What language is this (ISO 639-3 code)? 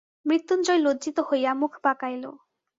ben